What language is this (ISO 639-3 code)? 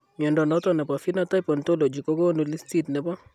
kln